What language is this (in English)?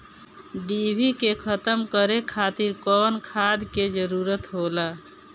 Bhojpuri